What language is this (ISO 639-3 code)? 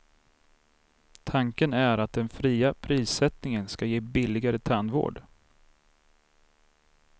swe